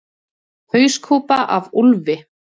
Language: Icelandic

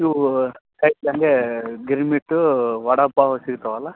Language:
Kannada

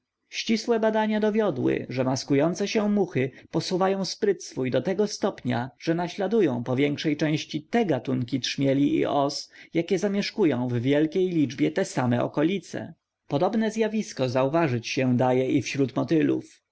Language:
Polish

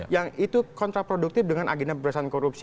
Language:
Indonesian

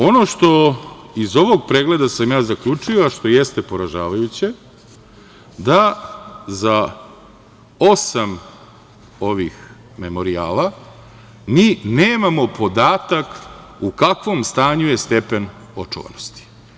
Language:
Serbian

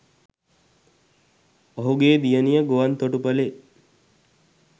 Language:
Sinhala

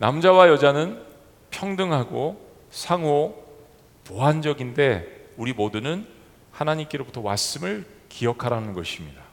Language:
Korean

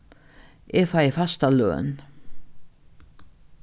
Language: Faroese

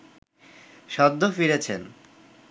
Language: Bangla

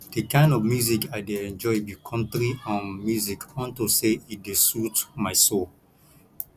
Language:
Nigerian Pidgin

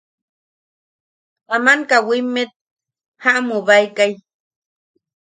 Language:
Yaqui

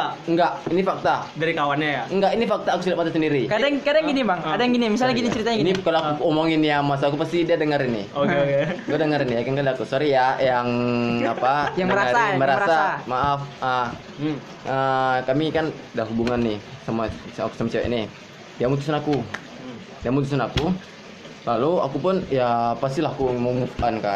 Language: Indonesian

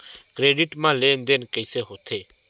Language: Chhattisgarhi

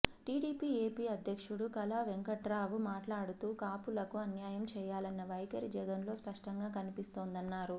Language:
Telugu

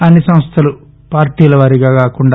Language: Telugu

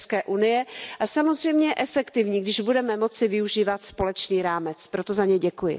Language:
Czech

